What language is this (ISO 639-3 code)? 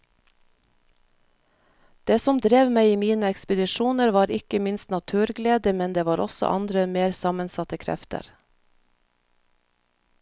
nor